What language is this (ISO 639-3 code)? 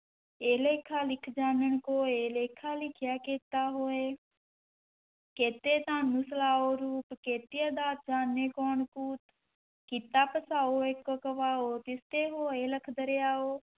pan